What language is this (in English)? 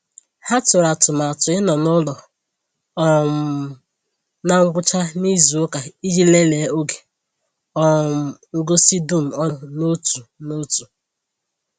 Igbo